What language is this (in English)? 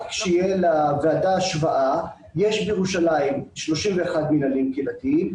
Hebrew